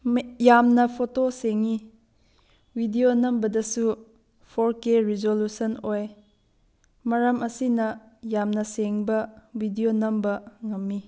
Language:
Manipuri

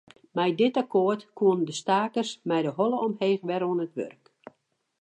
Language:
Western Frisian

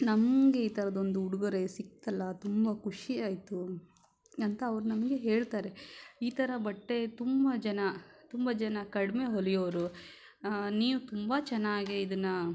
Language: Kannada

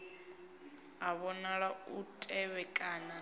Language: Venda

